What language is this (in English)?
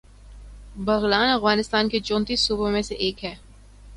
Urdu